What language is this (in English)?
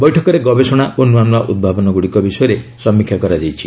Odia